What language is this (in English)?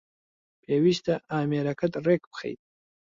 Central Kurdish